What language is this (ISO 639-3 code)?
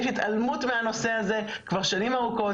heb